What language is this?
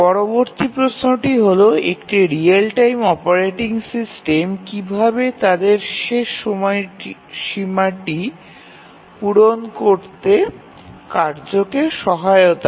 Bangla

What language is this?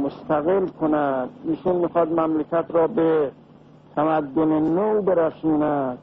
Persian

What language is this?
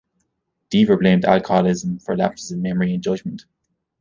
English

